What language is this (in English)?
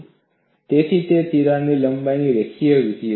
Gujarati